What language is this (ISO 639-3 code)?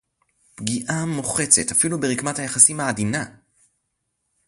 heb